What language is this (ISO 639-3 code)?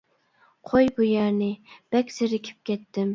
uig